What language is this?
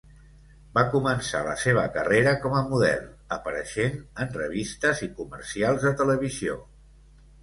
Catalan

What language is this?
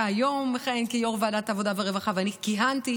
Hebrew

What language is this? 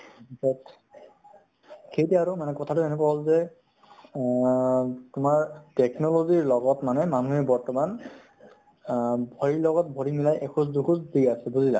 Assamese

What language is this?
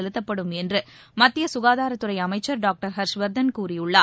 Tamil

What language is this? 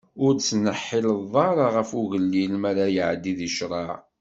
Kabyle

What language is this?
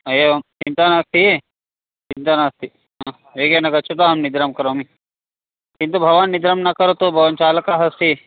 Sanskrit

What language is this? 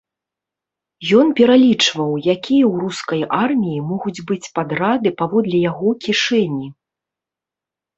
Belarusian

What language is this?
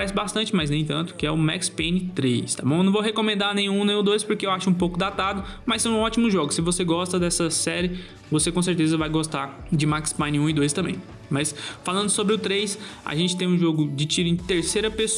Portuguese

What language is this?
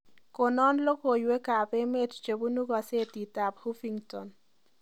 Kalenjin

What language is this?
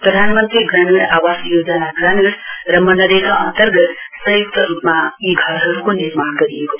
Nepali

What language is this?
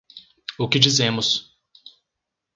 Portuguese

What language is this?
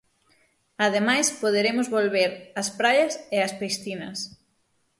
Galician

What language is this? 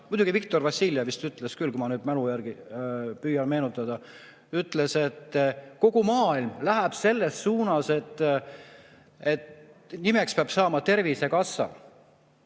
Estonian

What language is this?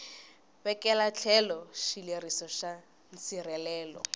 Tsonga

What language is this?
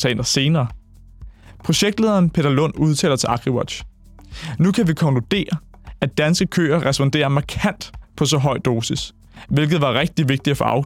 Danish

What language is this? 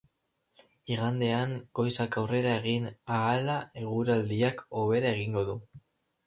Basque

